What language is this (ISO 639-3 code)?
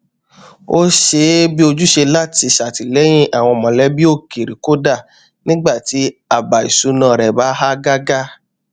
yor